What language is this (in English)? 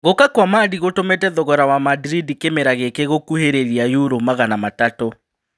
Kikuyu